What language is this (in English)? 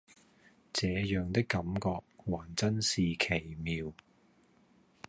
Cantonese